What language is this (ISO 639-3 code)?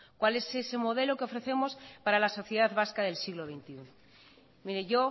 spa